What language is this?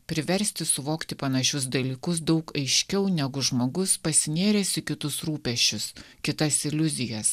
Lithuanian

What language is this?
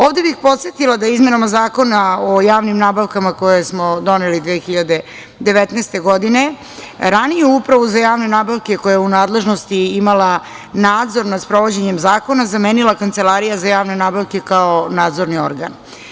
Serbian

